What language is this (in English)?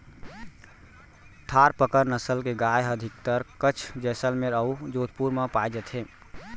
Chhattisgarhi